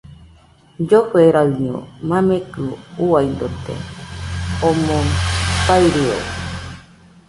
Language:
Nüpode Huitoto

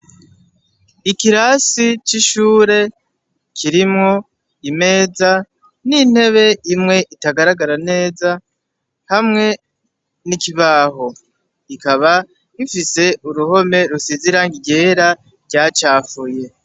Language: Rundi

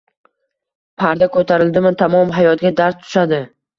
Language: Uzbek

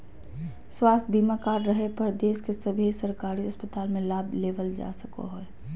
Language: Magahi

